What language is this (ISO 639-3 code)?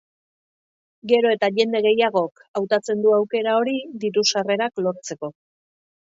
eus